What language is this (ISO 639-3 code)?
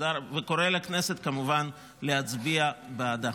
heb